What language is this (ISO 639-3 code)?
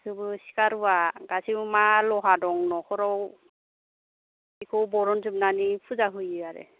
brx